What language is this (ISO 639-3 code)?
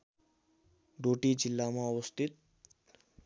nep